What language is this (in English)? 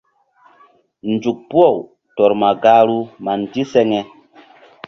Mbum